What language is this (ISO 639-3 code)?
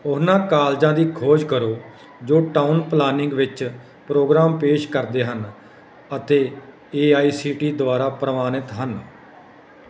pan